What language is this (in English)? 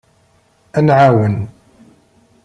Kabyle